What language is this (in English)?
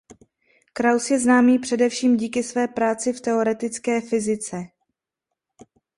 Czech